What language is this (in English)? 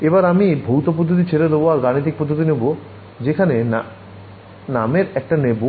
Bangla